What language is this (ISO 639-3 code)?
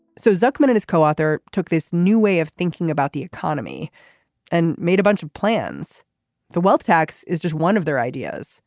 eng